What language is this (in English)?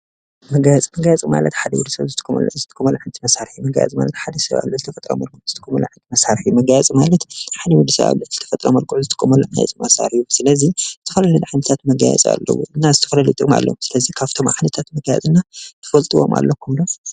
Tigrinya